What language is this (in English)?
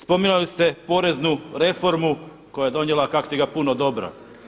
Croatian